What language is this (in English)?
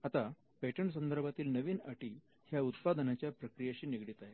Marathi